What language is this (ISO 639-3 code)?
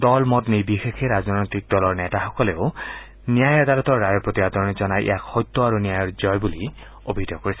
asm